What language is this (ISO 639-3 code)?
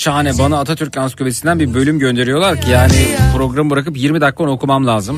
tur